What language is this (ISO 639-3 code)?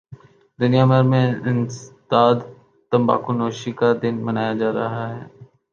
urd